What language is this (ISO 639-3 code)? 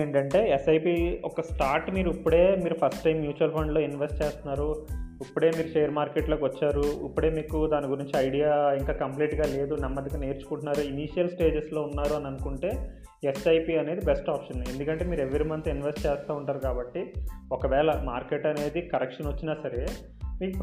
tel